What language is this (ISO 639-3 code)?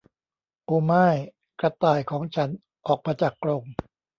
tha